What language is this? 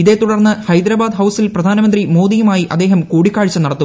Malayalam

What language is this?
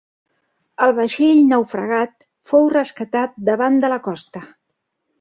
Catalan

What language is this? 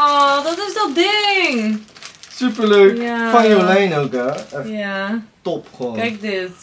Dutch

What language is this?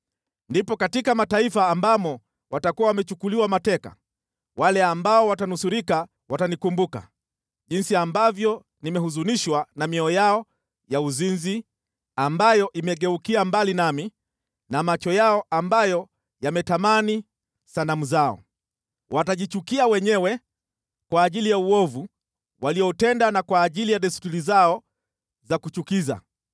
Swahili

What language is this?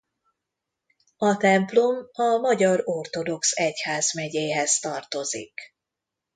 Hungarian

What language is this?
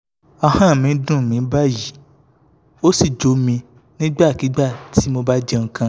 Yoruba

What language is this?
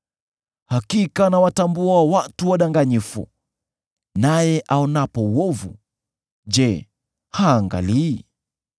Swahili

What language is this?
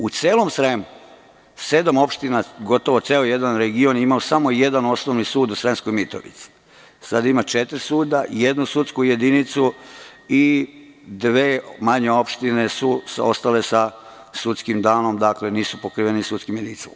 Serbian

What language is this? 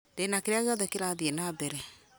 Kikuyu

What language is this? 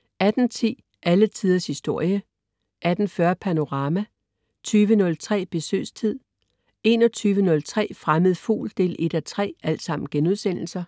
Danish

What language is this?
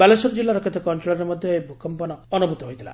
Odia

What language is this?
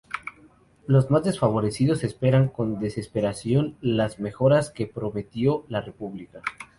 Spanish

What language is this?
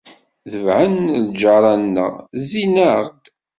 Kabyle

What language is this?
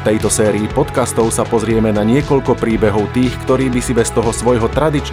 Slovak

